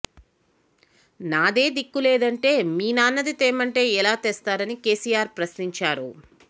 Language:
Telugu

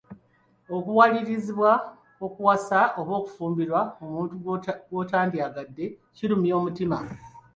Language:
Ganda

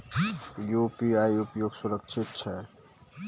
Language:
Maithili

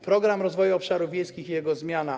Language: Polish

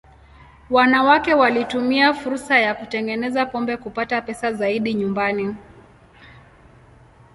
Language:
Swahili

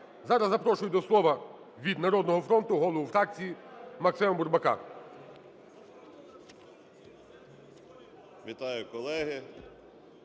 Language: Ukrainian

